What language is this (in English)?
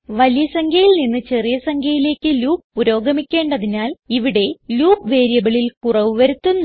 Malayalam